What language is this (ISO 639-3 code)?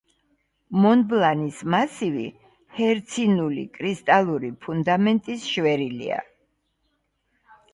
kat